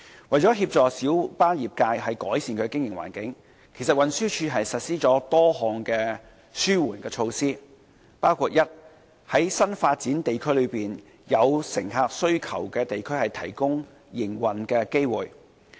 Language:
Cantonese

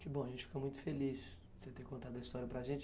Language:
Portuguese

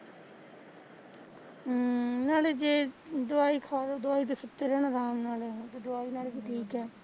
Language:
Punjabi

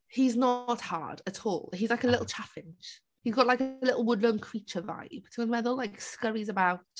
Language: Welsh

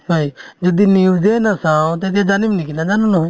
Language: Assamese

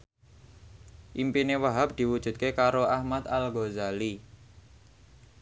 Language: Javanese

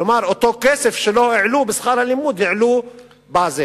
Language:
Hebrew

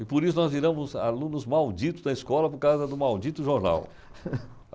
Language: Portuguese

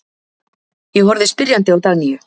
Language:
Icelandic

